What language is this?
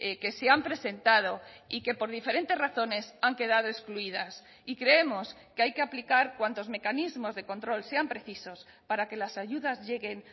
Spanish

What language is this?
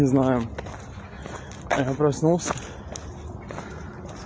Russian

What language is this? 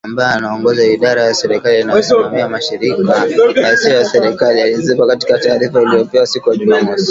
Swahili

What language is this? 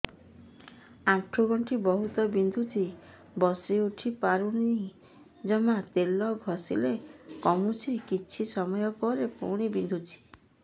Odia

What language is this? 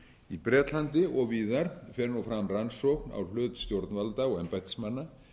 Icelandic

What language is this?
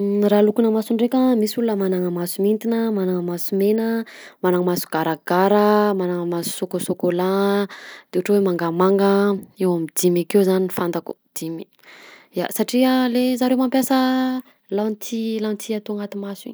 Southern Betsimisaraka Malagasy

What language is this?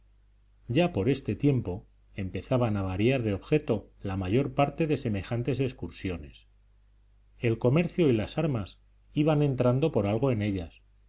Spanish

